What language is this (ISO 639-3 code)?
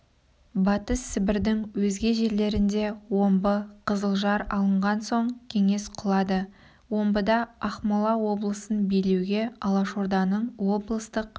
kaz